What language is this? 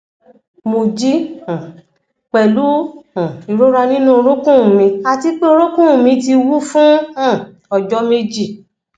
Yoruba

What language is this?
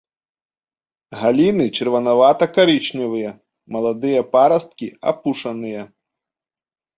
Belarusian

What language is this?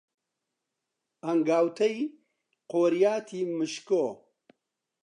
Central Kurdish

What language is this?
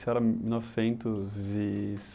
Portuguese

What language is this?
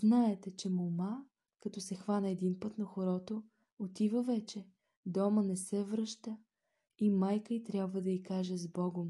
Bulgarian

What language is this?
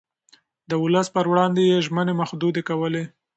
Pashto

